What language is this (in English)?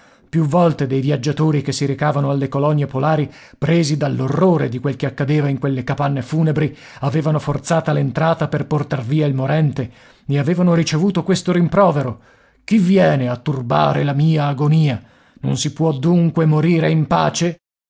Italian